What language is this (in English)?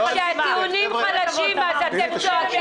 Hebrew